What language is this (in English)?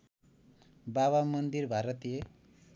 Nepali